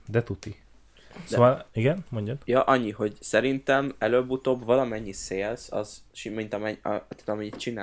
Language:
Hungarian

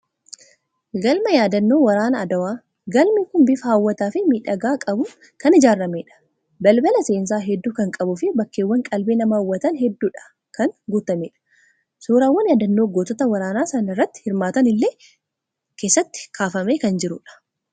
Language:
Oromo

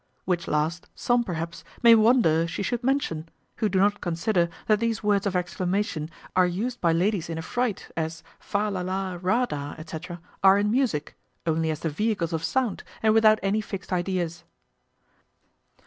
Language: English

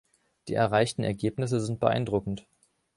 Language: German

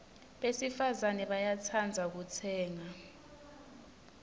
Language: Swati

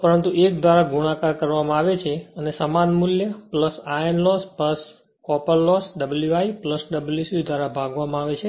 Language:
Gujarati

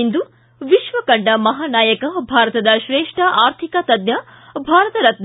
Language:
Kannada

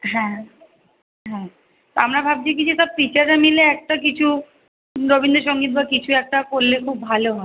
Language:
Bangla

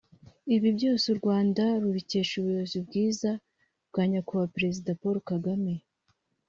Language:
Kinyarwanda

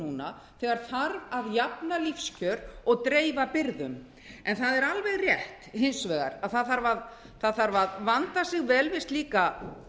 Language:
Icelandic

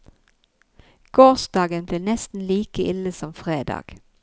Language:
Norwegian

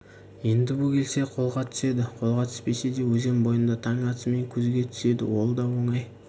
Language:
Kazakh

